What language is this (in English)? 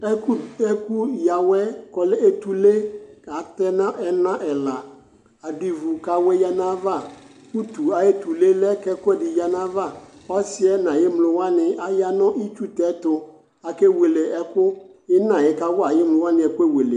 Ikposo